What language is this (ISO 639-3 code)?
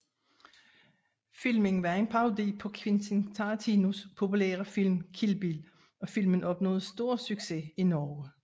dan